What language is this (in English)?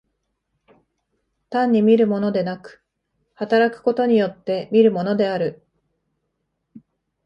Japanese